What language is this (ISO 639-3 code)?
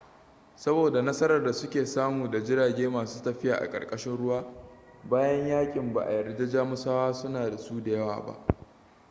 hau